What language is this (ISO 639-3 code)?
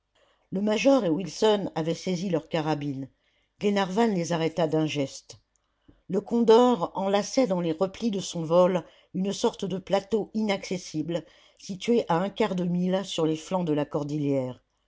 fra